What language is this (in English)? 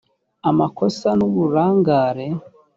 Kinyarwanda